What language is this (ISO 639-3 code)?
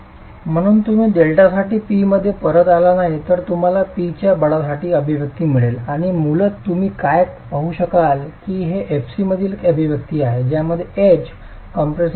mar